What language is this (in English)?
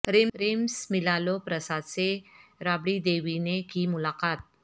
Urdu